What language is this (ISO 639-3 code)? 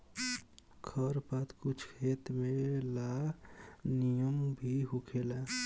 bho